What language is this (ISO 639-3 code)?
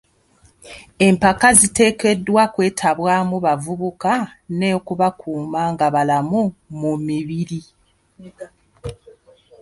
lug